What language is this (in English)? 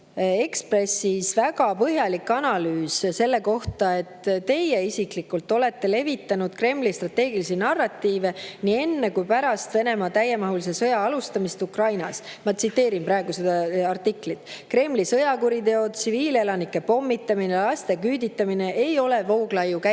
Estonian